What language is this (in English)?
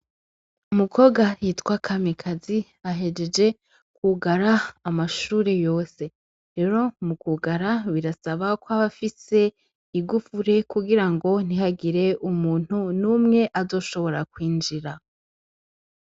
Rundi